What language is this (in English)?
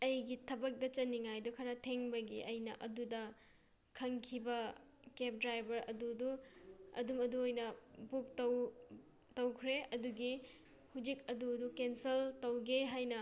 Manipuri